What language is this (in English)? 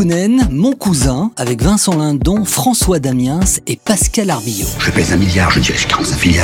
French